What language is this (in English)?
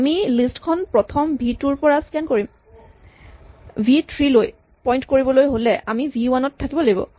Assamese